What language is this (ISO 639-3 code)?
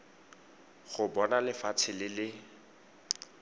tsn